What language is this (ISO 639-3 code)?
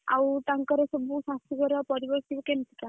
ori